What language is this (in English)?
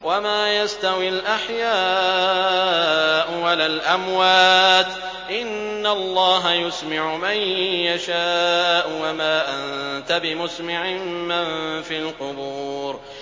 Arabic